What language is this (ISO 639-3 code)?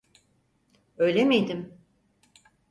tur